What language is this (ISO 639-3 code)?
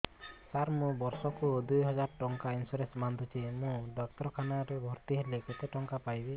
ori